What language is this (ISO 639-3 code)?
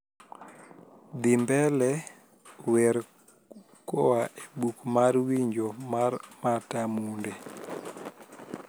luo